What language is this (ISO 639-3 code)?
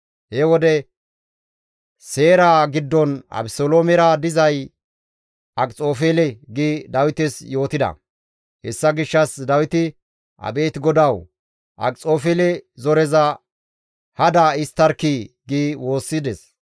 gmv